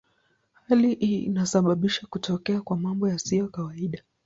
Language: Swahili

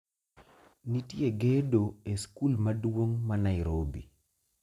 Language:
Luo (Kenya and Tanzania)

